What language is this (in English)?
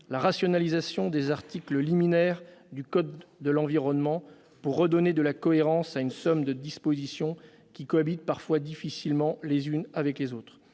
French